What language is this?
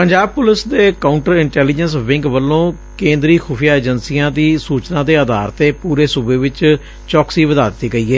Punjabi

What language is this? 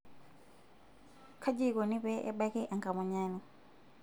Masai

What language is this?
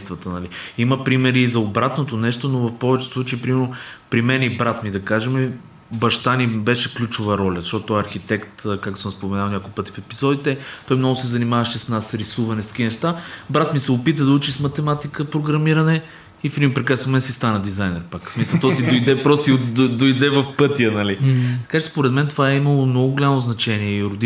Bulgarian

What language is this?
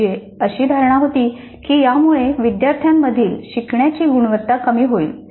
Marathi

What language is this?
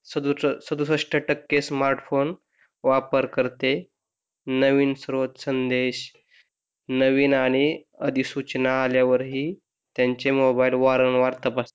Marathi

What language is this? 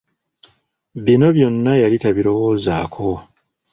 Ganda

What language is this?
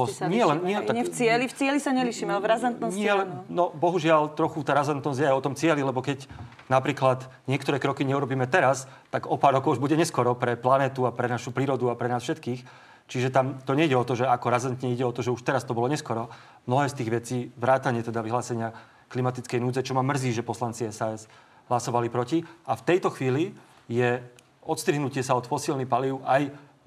Slovak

